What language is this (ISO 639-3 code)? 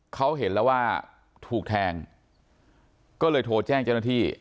tha